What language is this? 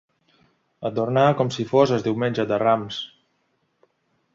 Catalan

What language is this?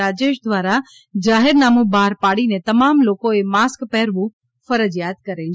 Gujarati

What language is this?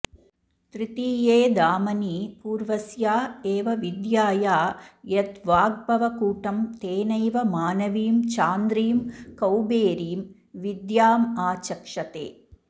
Sanskrit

